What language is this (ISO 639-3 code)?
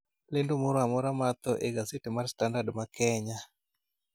luo